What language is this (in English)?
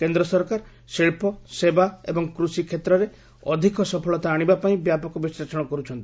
Odia